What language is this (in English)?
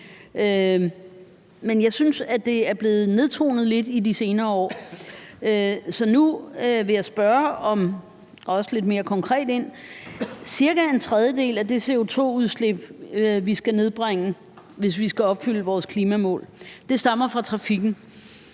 Danish